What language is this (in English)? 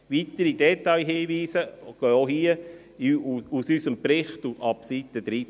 Swiss German